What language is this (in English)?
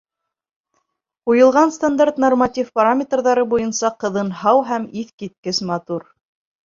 Bashkir